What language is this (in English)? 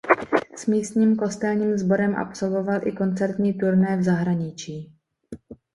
Czech